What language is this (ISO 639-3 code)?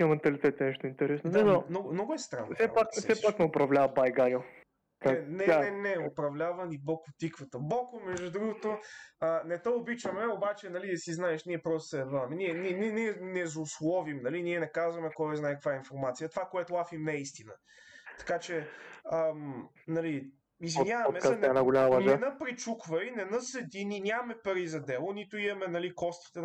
bul